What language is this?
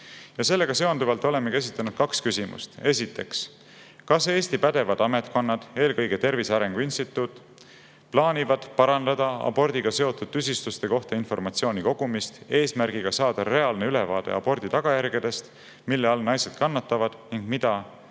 Estonian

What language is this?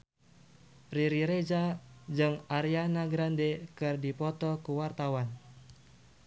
Sundanese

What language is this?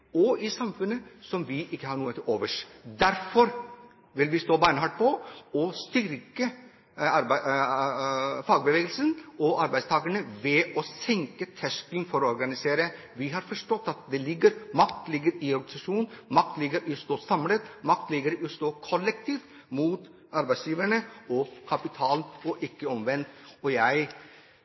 Norwegian Bokmål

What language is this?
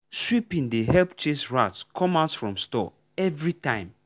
Nigerian Pidgin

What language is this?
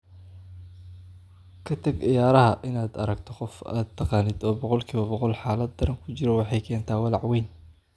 Somali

